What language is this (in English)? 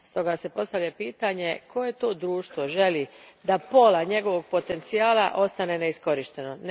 Croatian